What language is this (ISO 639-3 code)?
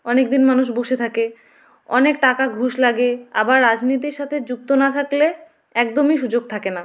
ben